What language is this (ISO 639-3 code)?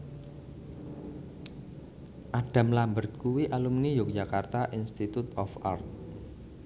jav